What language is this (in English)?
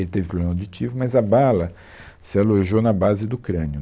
Portuguese